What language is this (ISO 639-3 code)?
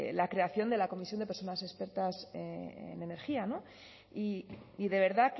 spa